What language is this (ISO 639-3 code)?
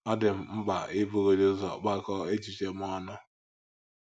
ibo